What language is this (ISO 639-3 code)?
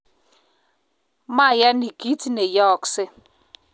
kln